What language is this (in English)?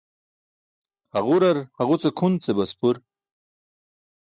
Burushaski